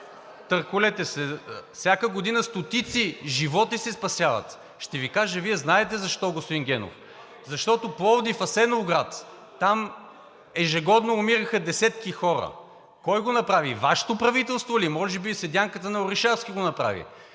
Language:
Bulgarian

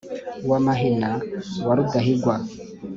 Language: Kinyarwanda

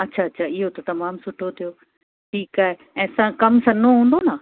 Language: Sindhi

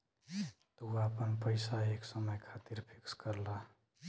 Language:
Bhojpuri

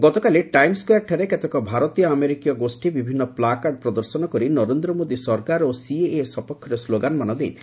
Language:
Odia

